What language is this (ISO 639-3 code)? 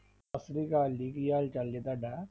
pan